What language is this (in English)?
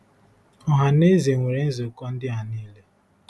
Igbo